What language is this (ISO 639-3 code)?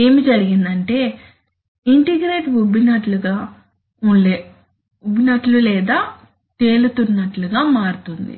tel